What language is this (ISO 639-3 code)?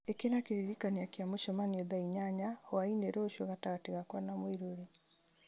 kik